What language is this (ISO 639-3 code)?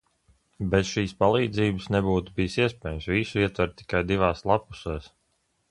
lav